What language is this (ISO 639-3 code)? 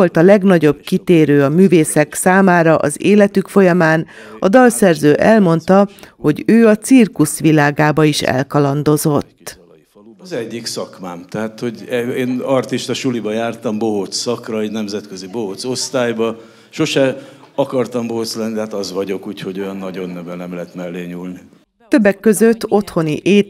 hun